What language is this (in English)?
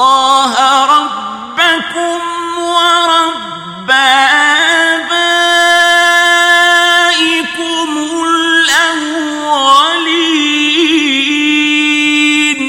Arabic